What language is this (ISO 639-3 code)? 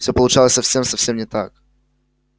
rus